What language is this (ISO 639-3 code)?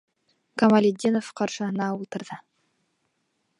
bak